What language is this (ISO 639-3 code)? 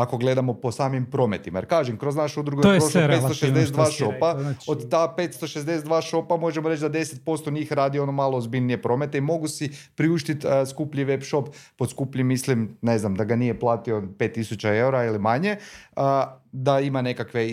hrv